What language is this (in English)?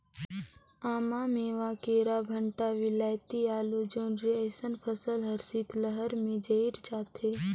Chhattisgarhi